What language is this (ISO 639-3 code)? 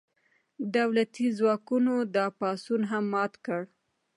pus